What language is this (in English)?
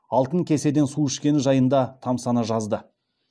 Kazakh